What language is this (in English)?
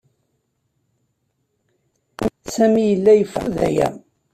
Kabyle